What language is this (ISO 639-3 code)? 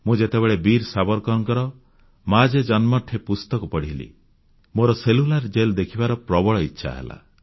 ori